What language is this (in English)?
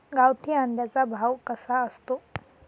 Marathi